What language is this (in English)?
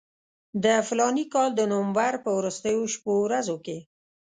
Pashto